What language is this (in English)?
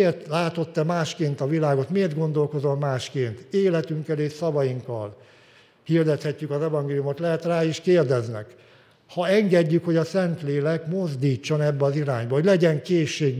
Hungarian